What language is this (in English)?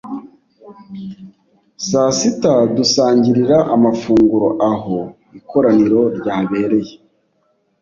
Kinyarwanda